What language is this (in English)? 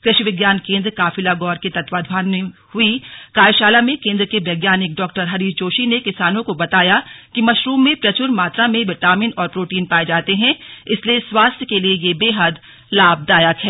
Hindi